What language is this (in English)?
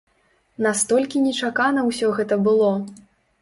Belarusian